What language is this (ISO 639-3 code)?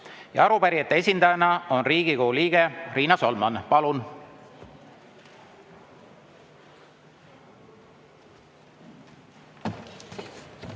est